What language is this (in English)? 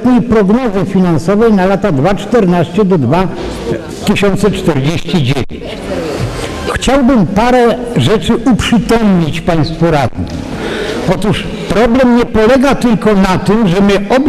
Polish